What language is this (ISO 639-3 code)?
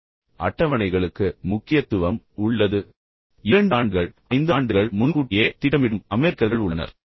tam